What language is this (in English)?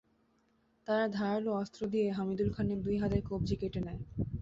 Bangla